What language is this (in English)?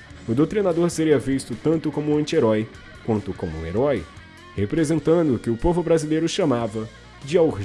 Portuguese